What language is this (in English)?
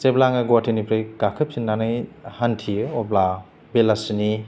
Bodo